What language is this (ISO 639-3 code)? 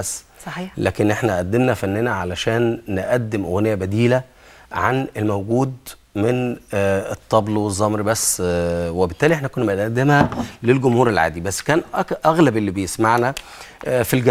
ara